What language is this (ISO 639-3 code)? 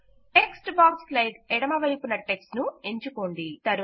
tel